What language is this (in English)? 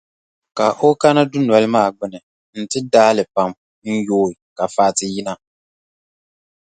Dagbani